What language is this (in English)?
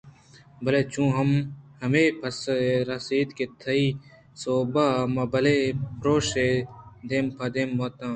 Eastern Balochi